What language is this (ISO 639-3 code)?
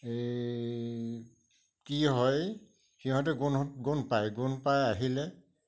asm